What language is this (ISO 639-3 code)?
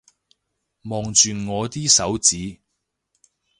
yue